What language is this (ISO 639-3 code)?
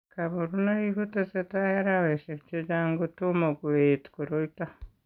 kln